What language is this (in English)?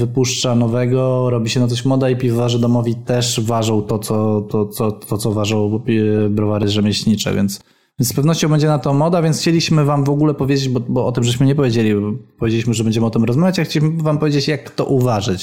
Polish